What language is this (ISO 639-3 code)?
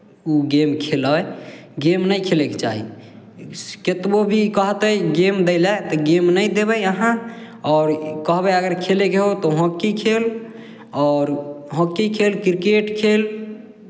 mai